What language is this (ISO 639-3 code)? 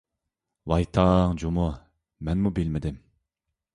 uig